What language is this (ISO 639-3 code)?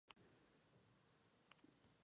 spa